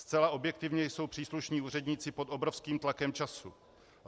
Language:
Czech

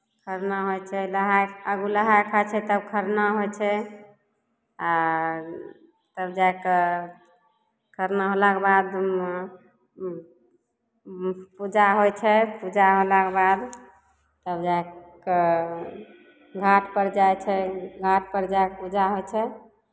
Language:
Maithili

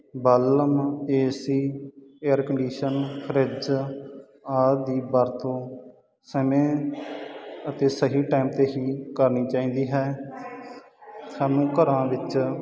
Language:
Punjabi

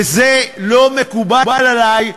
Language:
Hebrew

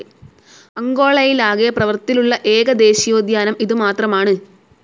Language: Malayalam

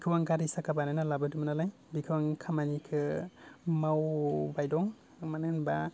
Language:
Bodo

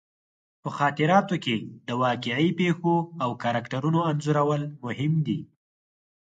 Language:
Pashto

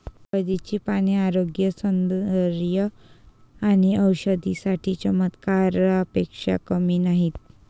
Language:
Marathi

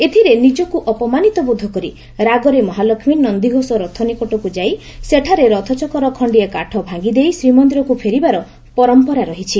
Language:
Odia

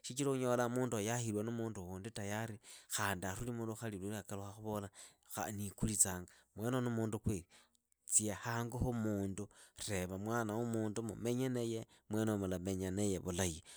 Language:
Idakho-Isukha-Tiriki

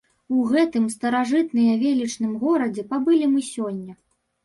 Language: Belarusian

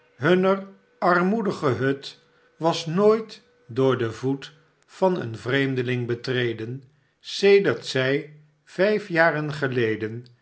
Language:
Dutch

